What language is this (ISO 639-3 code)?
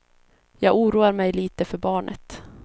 swe